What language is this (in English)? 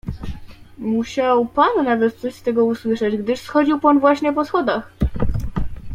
Polish